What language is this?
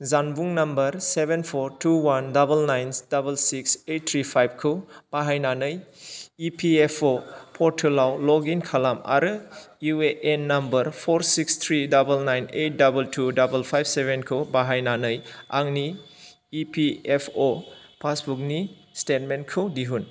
Bodo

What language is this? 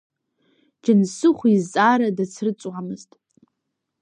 Abkhazian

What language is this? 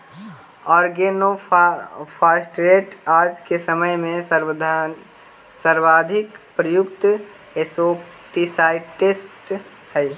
Magahi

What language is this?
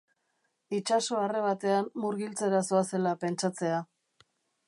Basque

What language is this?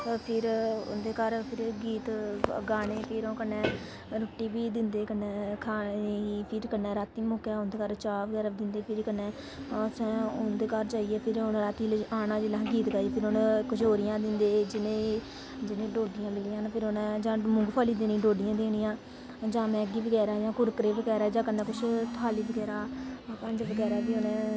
Dogri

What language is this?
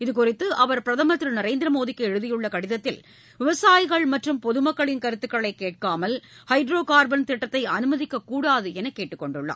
Tamil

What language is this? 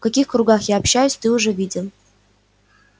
Russian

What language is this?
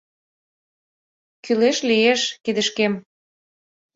Mari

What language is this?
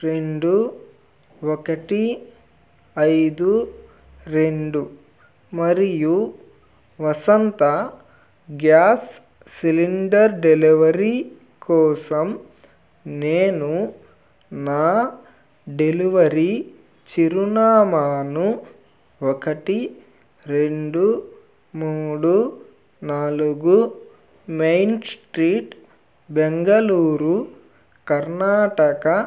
Telugu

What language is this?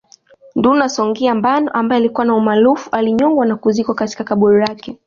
Swahili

